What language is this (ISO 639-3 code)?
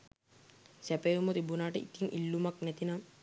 sin